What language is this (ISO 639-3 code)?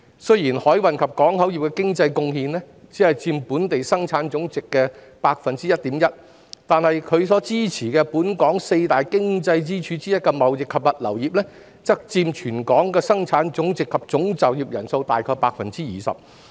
yue